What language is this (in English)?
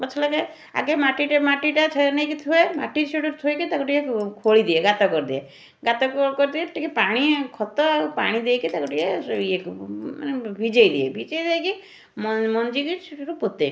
Odia